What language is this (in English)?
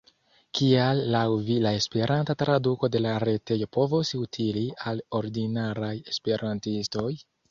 Esperanto